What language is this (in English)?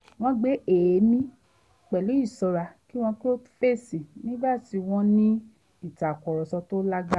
Yoruba